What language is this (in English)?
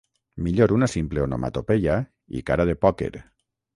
Catalan